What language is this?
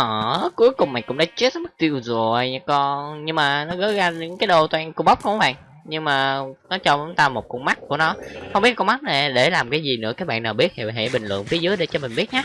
Vietnamese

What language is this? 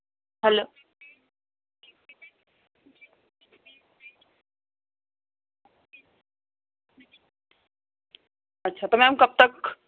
Urdu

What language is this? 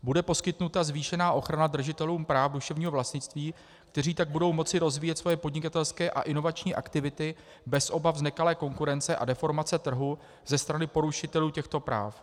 Czech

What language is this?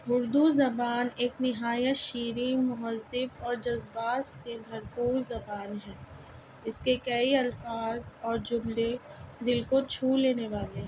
Urdu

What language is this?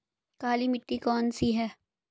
Hindi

